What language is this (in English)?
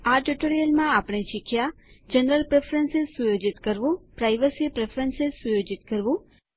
Gujarati